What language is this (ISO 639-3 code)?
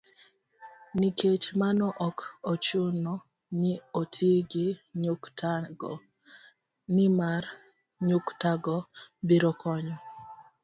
luo